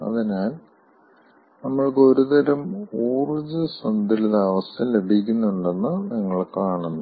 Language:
Malayalam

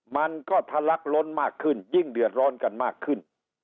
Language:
Thai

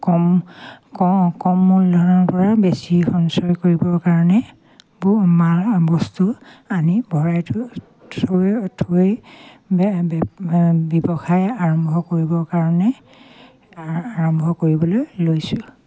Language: Assamese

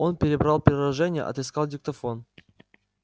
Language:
Russian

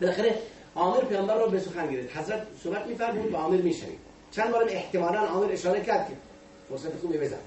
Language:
Persian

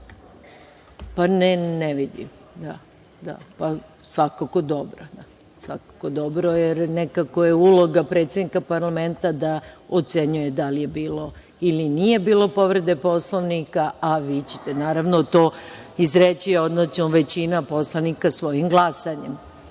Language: Serbian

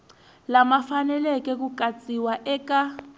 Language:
Tsonga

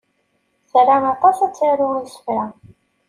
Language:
Kabyle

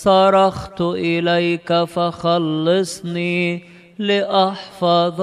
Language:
Arabic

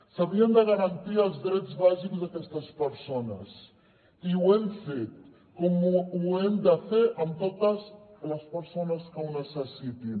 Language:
Catalan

